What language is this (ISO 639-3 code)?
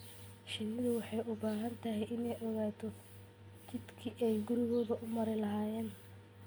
som